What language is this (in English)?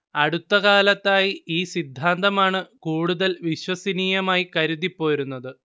Malayalam